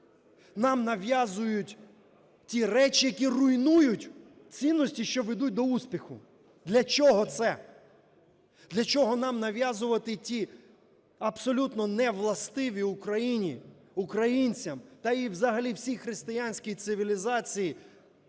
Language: Ukrainian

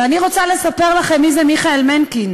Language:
Hebrew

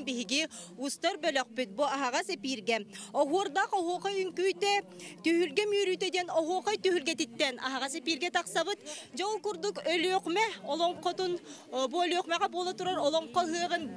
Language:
Turkish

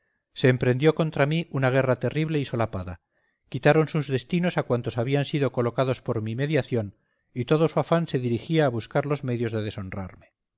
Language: Spanish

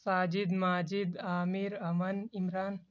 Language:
Urdu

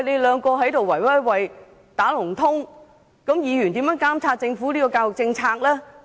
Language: Cantonese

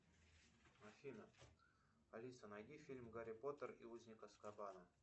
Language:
Russian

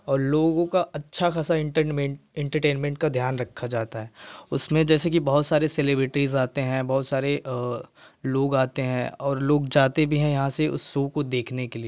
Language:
Hindi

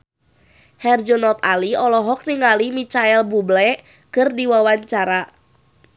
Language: Sundanese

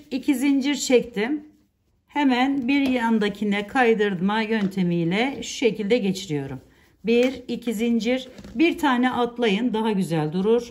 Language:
Turkish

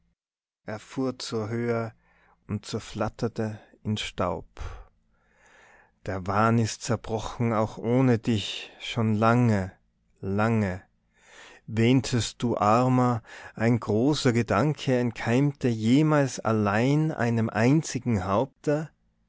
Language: German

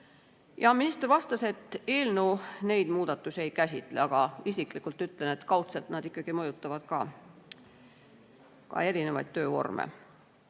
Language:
Estonian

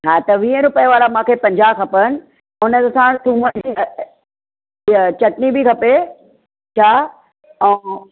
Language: Sindhi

